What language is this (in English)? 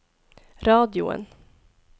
Norwegian